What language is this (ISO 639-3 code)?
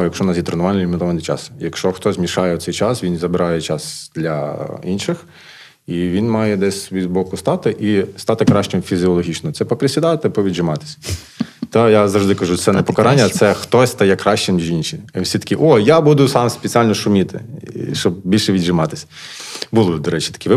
ukr